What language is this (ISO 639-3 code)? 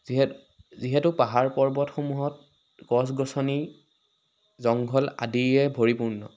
asm